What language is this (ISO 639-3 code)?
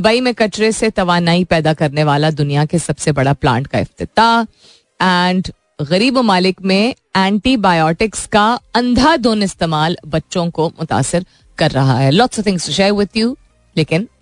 hin